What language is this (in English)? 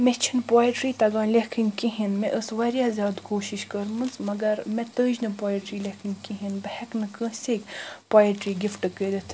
Kashmiri